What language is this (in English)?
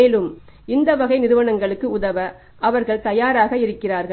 Tamil